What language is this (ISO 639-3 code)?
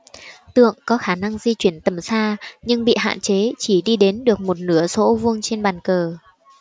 vie